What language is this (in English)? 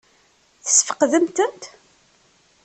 Kabyle